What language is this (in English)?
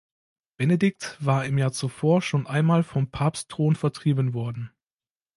German